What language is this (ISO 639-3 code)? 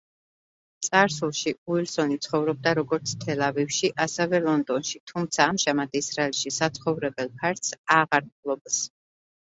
kat